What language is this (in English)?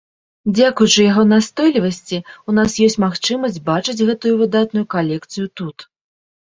Belarusian